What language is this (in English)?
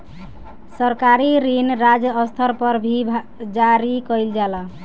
Bhojpuri